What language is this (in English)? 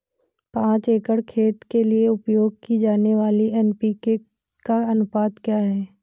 Hindi